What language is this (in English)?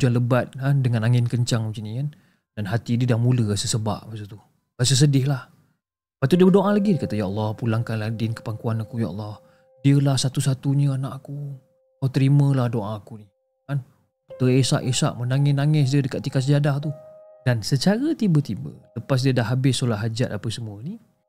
Malay